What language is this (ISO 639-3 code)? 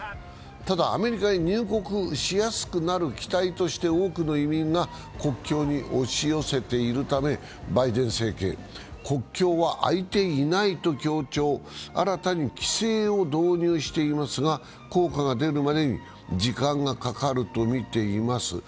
jpn